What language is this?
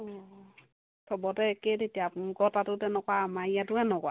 Assamese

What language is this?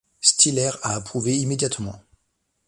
French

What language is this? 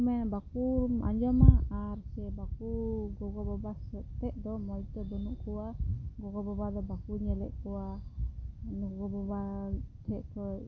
Santali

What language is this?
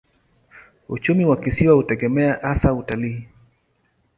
Swahili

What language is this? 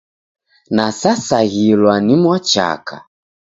Taita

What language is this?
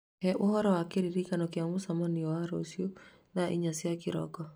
Kikuyu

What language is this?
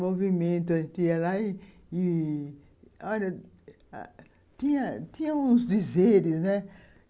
Portuguese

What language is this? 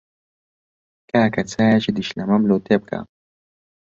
Central Kurdish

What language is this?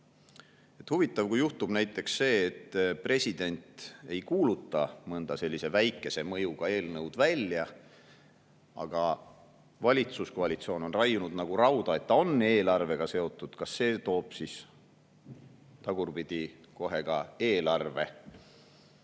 Estonian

